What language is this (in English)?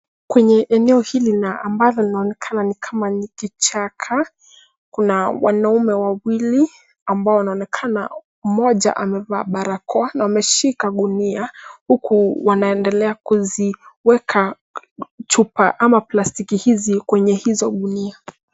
Swahili